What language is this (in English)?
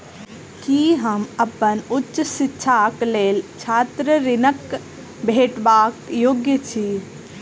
Maithili